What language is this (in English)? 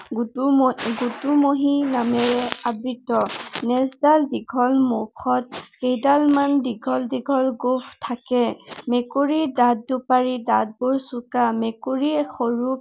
Assamese